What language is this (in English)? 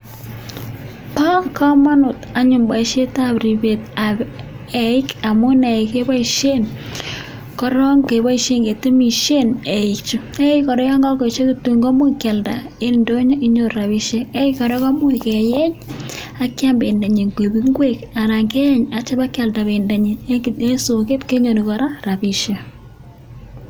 Kalenjin